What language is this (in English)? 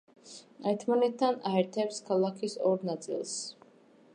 Georgian